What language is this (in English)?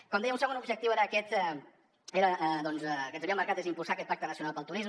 Catalan